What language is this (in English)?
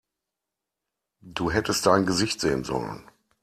German